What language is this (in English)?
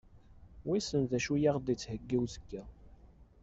Kabyle